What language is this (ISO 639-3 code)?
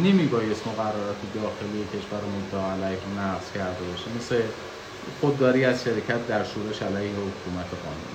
fas